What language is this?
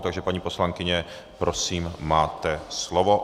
Czech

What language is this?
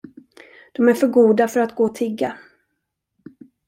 Swedish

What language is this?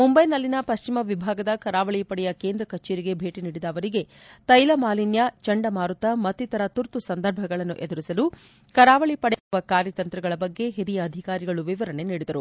Kannada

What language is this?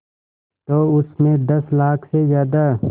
Hindi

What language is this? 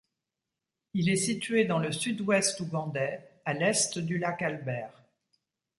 French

